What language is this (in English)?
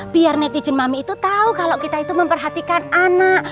Indonesian